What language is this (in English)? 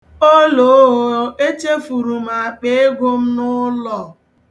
Igbo